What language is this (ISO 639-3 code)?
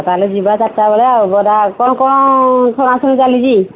ori